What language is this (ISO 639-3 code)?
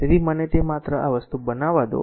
guj